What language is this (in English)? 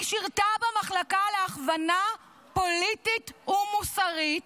Hebrew